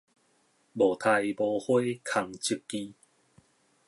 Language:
Min Nan Chinese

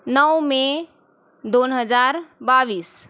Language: Marathi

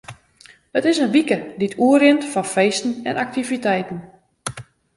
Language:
Western Frisian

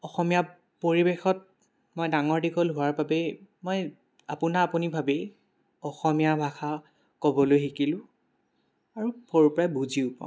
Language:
Assamese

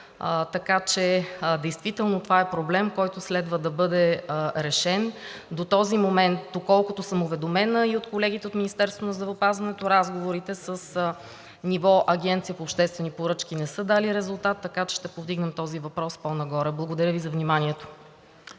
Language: Bulgarian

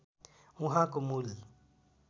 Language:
Nepali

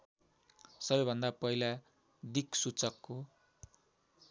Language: Nepali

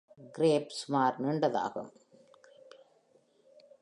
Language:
Tamil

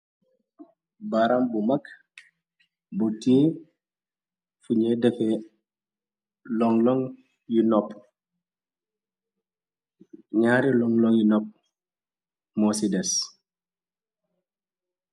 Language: Wolof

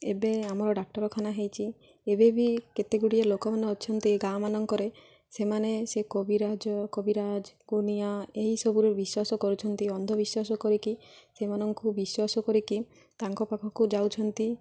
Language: Odia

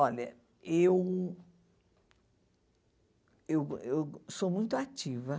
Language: Portuguese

